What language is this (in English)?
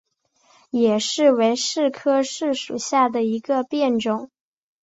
Chinese